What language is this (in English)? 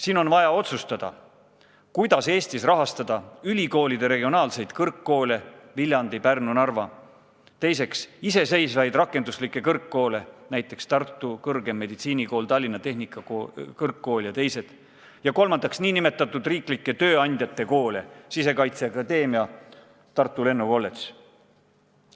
Estonian